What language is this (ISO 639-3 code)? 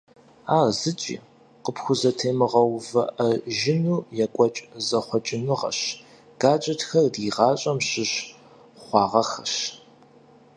kbd